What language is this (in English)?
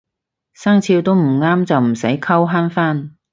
Cantonese